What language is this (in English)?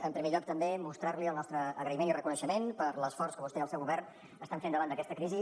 Catalan